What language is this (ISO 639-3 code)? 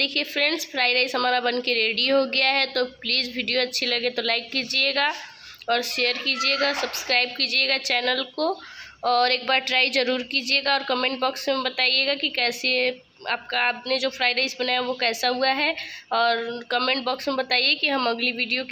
hin